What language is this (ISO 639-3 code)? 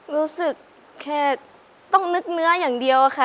tha